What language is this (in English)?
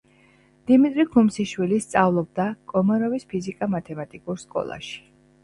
Georgian